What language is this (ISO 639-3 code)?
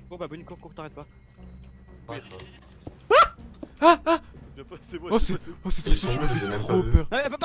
fra